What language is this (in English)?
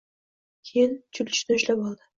Uzbek